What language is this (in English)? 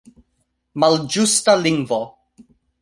Esperanto